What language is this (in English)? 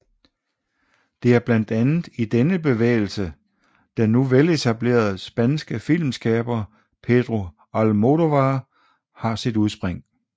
Danish